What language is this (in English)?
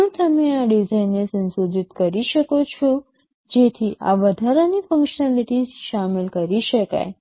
Gujarati